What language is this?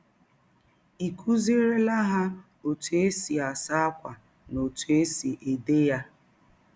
Igbo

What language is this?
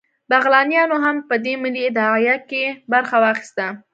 Pashto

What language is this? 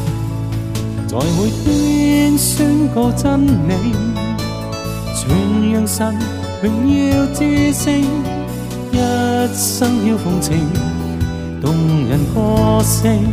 Chinese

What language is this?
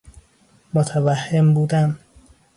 Persian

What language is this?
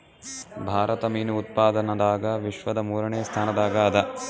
Kannada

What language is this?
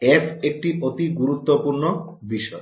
Bangla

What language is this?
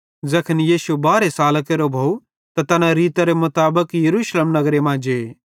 Bhadrawahi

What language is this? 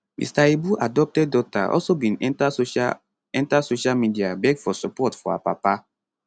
Nigerian Pidgin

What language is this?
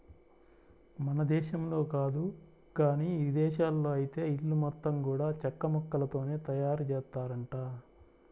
Telugu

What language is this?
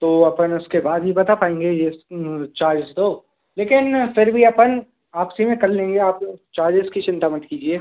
Hindi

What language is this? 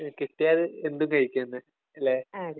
Malayalam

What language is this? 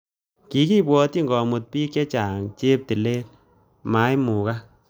Kalenjin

